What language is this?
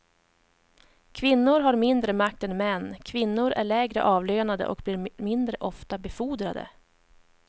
Swedish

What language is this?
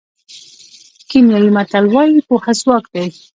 Pashto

